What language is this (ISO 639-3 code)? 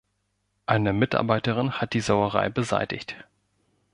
deu